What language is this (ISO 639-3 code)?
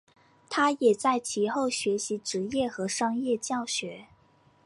zho